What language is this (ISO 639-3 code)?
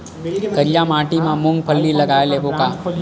hne